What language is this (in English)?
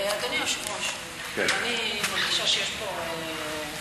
Hebrew